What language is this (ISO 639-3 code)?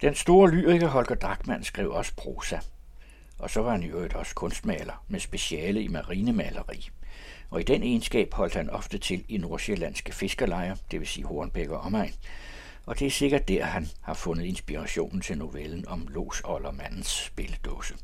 dan